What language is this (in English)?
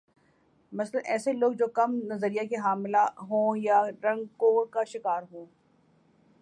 Urdu